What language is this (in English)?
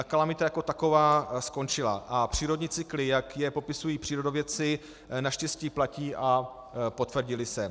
Czech